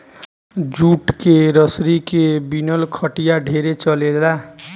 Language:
Bhojpuri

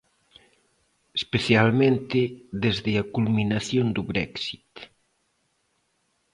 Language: Galician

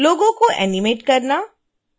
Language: Hindi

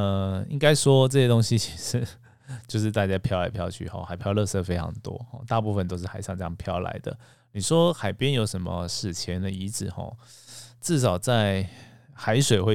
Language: Chinese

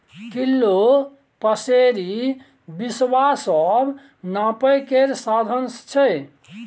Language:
Maithili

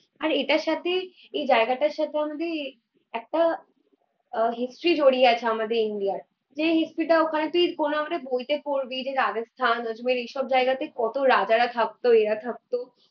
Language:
Bangla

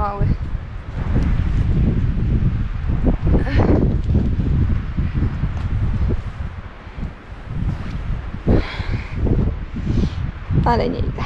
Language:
Polish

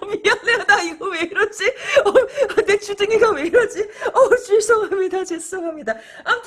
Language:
Korean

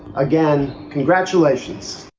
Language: English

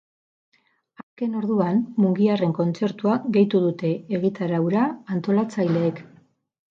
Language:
Basque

